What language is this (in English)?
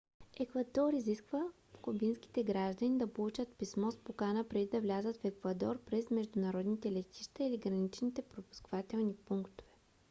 Bulgarian